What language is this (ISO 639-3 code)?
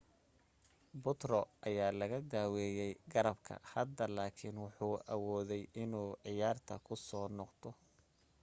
som